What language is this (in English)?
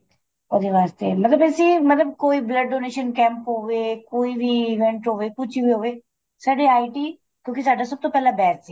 Punjabi